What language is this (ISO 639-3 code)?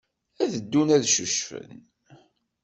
kab